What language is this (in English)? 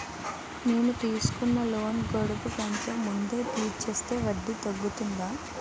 Telugu